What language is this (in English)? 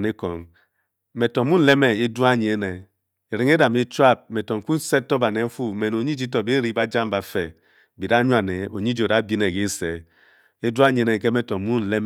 Bokyi